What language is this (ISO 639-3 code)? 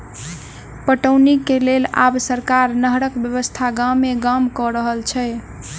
mai